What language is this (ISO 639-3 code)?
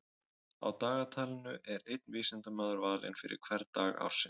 isl